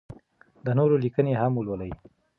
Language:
Pashto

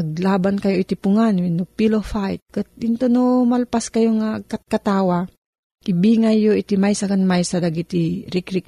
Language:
Filipino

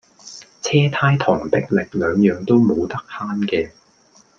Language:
Cantonese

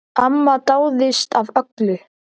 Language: Icelandic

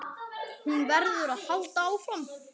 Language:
Icelandic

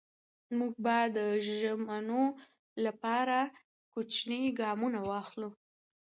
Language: Pashto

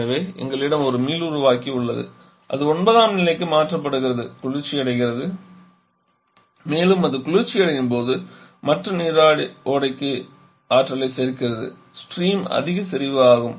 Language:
Tamil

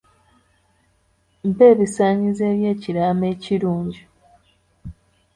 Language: Ganda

